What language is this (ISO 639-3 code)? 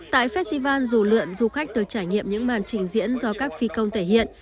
vie